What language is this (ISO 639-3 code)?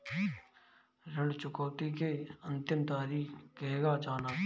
bho